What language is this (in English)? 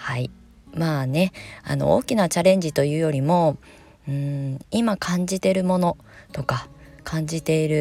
Japanese